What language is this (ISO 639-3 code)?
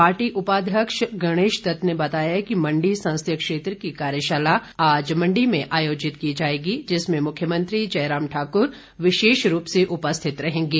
hin